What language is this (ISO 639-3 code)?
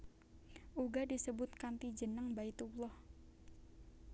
jav